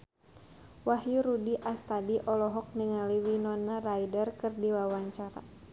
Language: Sundanese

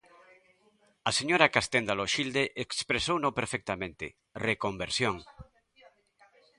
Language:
Galician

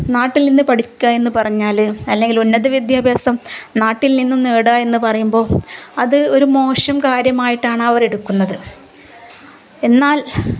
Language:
Malayalam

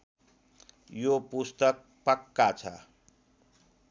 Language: Nepali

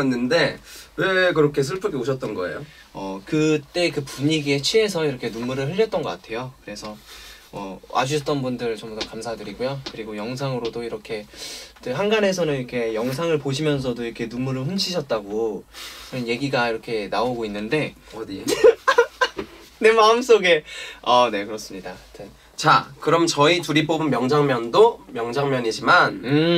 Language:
Korean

